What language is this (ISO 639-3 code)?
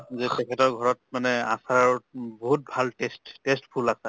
asm